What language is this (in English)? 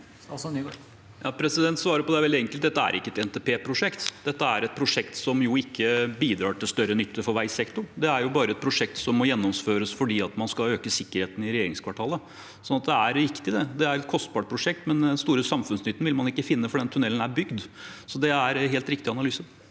Norwegian